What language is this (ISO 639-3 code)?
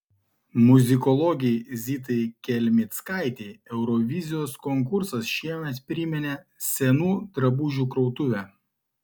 lit